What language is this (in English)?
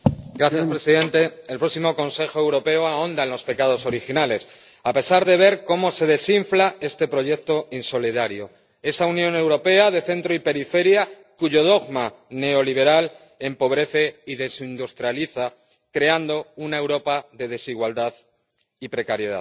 Spanish